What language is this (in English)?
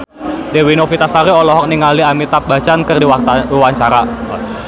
Sundanese